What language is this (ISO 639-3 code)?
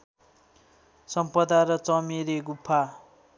nep